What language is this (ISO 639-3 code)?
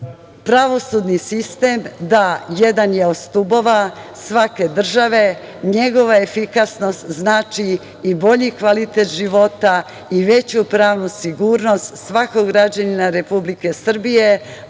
srp